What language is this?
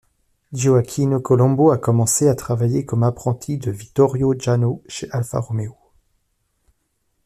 French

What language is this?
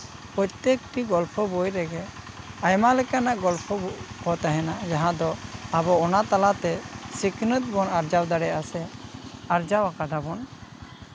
Santali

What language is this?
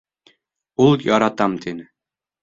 Bashkir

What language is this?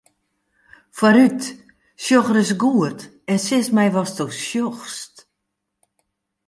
Western Frisian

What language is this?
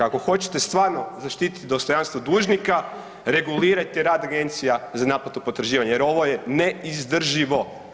Croatian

